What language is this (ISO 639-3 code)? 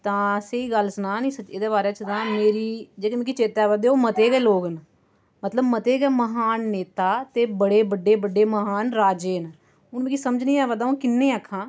doi